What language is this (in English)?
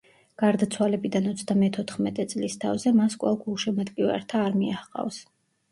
Georgian